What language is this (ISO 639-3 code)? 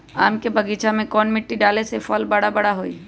mag